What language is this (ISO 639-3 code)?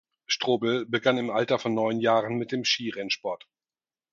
deu